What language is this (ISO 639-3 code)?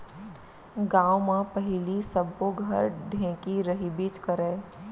hne